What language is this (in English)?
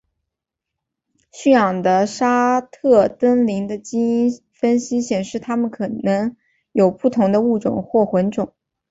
Chinese